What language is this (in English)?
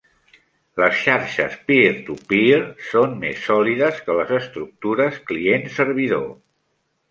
Catalan